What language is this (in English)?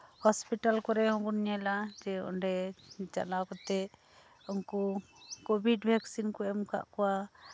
Santali